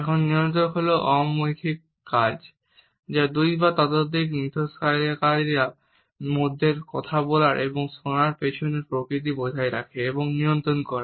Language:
Bangla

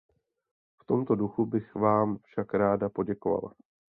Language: Czech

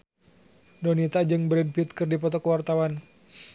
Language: Sundanese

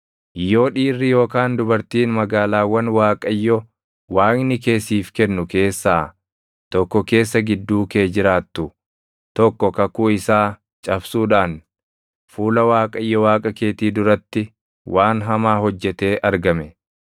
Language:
Oromo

